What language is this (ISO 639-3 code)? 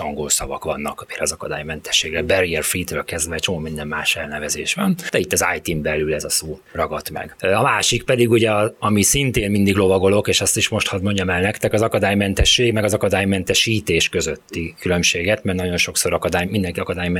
hun